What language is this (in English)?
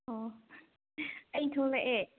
Manipuri